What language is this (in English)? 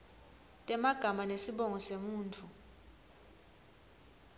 Swati